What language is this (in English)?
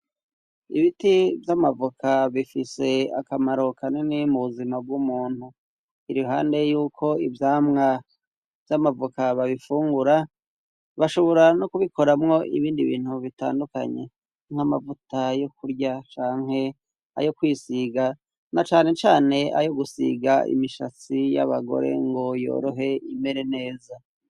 Rundi